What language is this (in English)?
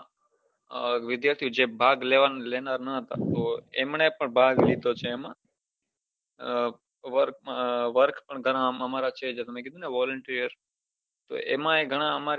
Gujarati